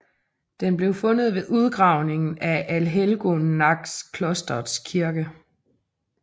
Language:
Danish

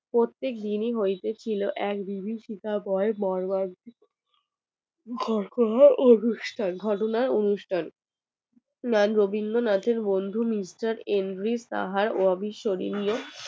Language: Bangla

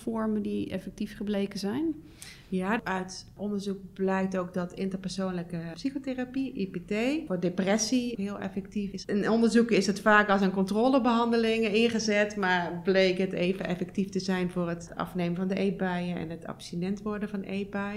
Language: Dutch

